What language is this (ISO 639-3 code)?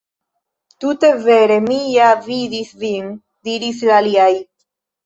epo